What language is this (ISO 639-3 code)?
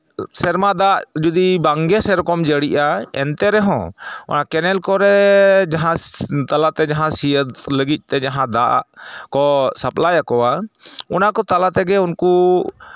sat